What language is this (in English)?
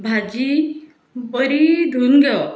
Konkani